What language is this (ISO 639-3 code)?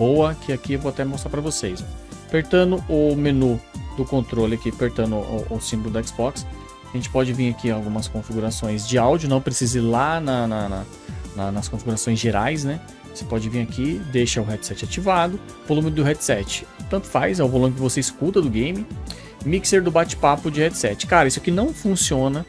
por